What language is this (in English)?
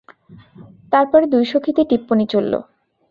Bangla